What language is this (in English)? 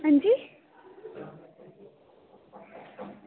Dogri